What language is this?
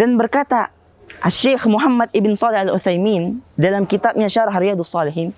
Indonesian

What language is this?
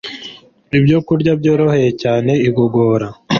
Kinyarwanda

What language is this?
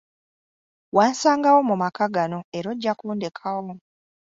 Ganda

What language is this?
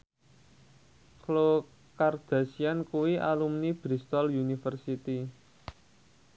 Javanese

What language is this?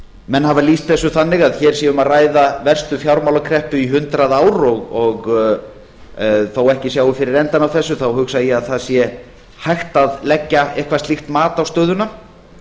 Icelandic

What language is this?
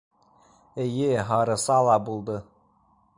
Bashkir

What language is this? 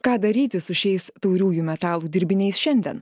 Lithuanian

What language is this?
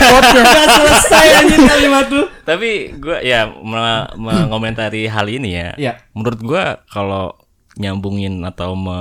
Indonesian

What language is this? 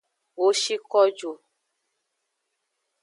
Aja (Benin)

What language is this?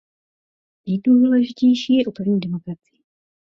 Czech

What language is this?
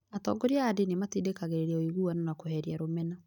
Kikuyu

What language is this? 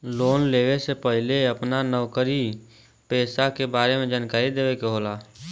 Bhojpuri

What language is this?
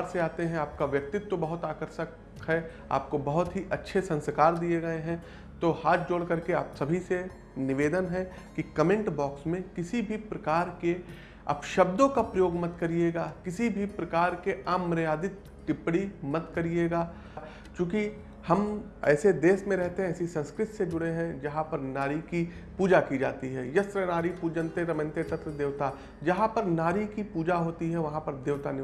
Hindi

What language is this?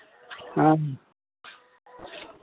Maithili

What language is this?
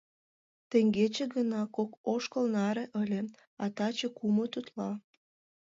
Mari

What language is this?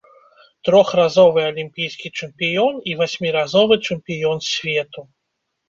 Belarusian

